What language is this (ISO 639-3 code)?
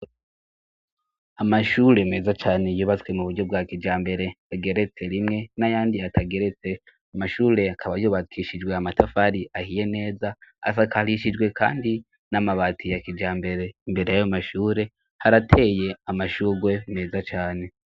run